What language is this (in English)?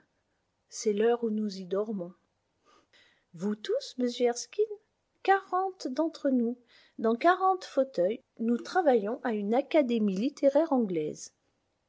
French